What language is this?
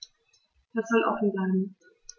German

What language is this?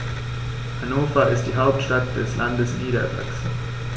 German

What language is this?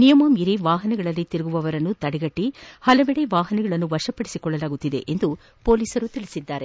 Kannada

